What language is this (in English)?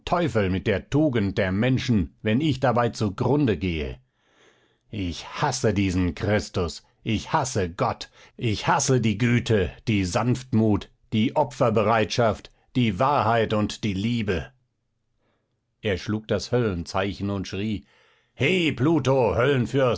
German